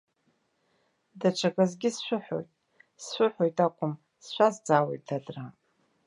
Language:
Abkhazian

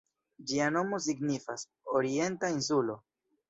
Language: Esperanto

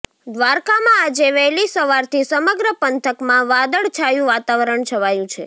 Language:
Gujarati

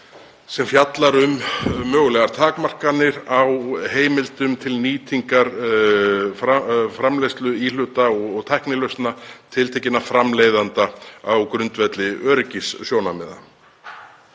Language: Icelandic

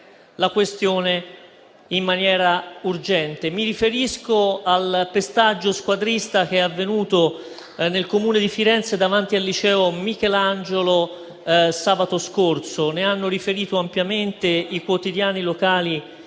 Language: Italian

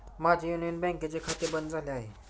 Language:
Marathi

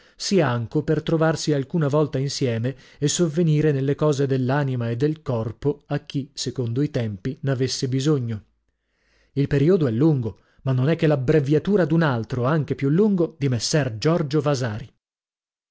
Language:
Italian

